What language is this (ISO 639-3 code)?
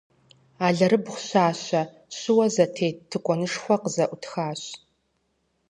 kbd